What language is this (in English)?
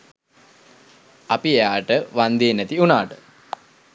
Sinhala